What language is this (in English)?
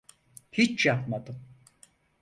Turkish